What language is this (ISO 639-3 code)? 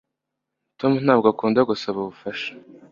kin